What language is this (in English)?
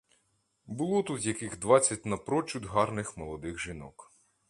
Ukrainian